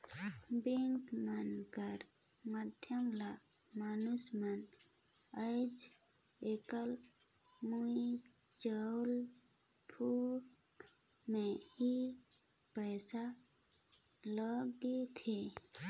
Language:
Chhattisgarhi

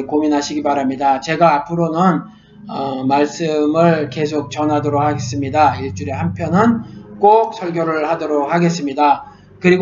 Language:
Korean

